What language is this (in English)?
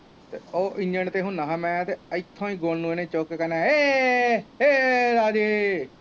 Punjabi